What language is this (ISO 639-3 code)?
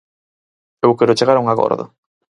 glg